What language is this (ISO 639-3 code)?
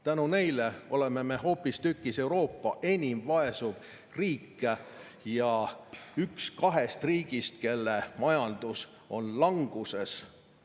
est